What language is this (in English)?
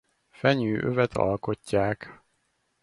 Hungarian